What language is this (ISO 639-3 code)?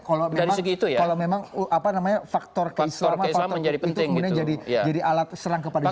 ind